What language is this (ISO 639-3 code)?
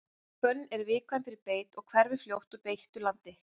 isl